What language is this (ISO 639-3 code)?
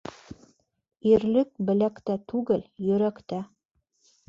bak